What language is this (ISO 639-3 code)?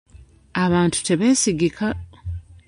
lug